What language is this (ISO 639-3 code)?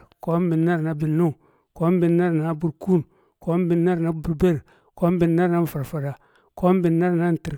kcq